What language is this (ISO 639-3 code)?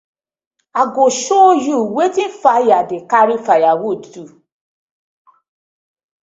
pcm